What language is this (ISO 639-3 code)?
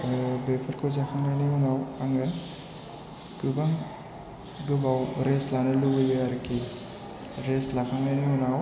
brx